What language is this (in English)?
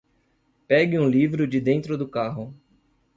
Portuguese